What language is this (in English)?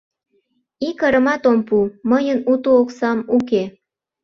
Mari